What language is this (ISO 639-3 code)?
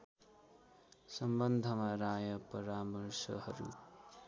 nep